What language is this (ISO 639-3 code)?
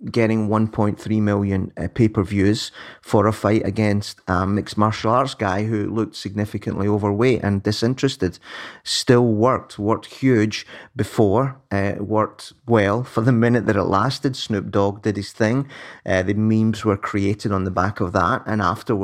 eng